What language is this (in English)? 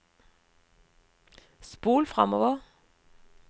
Norwegian